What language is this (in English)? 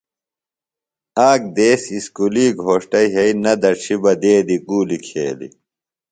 Phalura